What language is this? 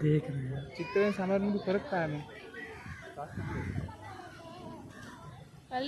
Hindi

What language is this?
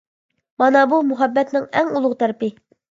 Uyghur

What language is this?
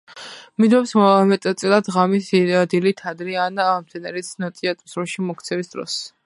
Georgian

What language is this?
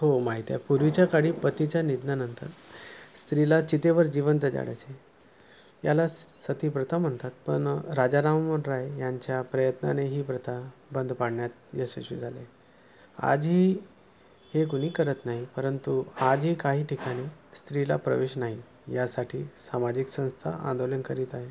Marathi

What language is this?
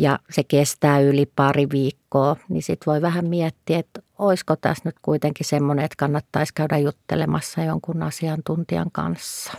Finnish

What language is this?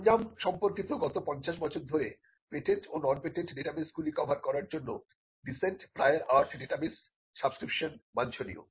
Bangla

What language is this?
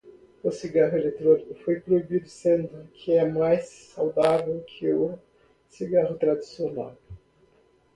Portuguese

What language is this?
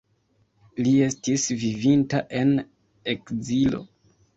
Esperanto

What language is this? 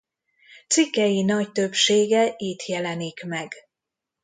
Hungarian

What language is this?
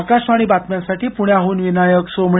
Marathi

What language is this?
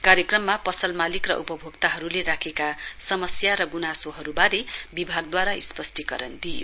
Nepali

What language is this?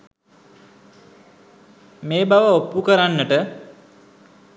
Sinhala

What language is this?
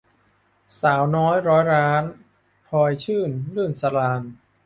Thai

